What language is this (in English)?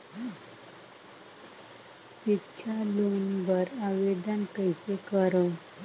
Chhattisgarhi